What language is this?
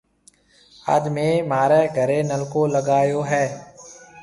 Marwari (Pakistan)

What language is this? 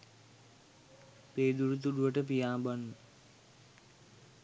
Sinhala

